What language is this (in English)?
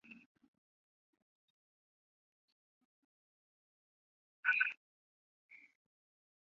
Chinese